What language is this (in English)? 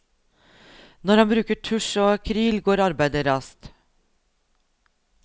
Norwegian